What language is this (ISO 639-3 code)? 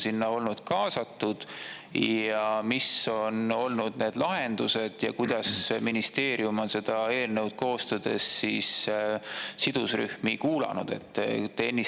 est